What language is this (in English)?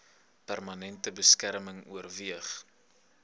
Afrikaans